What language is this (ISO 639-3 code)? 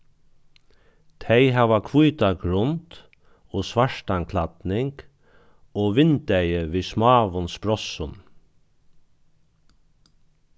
fao